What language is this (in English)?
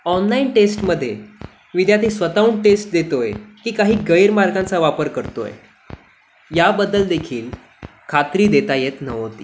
Marathi